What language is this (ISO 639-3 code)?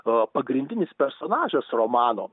lit